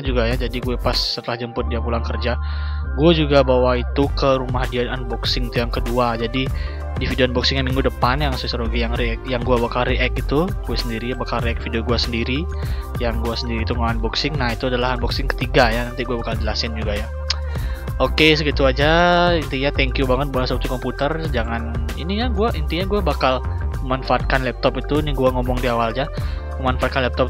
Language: Indonesian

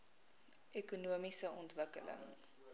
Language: Afrikaans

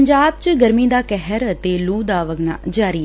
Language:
Punjabi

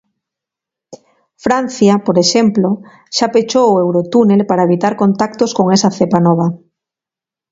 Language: Galician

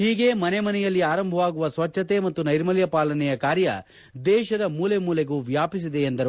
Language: Kannada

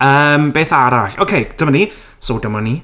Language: Welsh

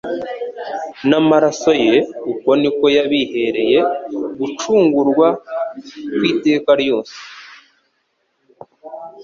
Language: Kinyarwanda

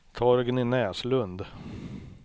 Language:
Swedish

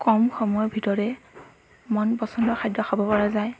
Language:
Assamese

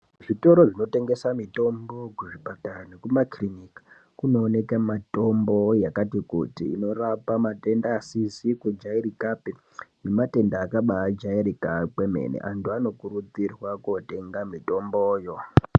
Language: Ndau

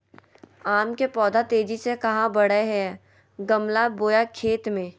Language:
Magahi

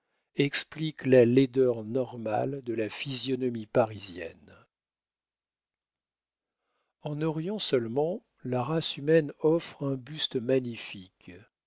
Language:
French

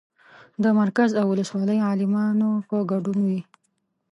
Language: Pashto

